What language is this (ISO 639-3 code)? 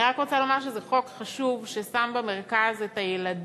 heb